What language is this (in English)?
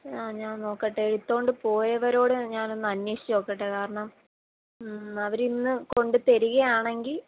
Malayalam